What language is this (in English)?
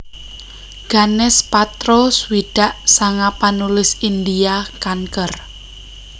Javanese